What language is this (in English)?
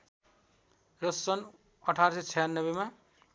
Nepali